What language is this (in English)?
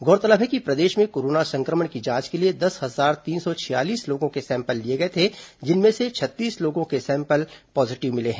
Hindi